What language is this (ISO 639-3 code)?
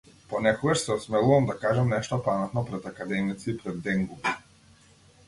mkd